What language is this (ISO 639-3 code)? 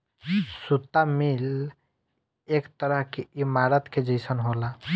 bho